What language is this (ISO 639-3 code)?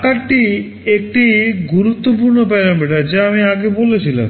ben